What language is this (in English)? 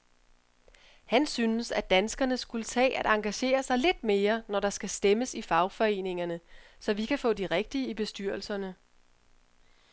Danish